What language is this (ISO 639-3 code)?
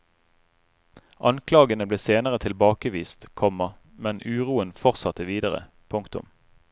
nor